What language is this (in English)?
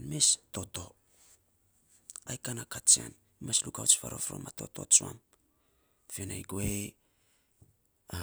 Saposa